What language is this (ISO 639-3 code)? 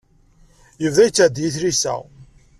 kab